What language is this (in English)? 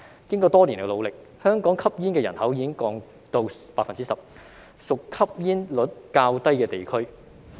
Cantonese